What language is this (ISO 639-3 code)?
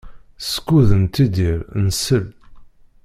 kab